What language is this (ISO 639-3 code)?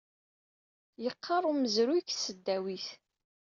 kab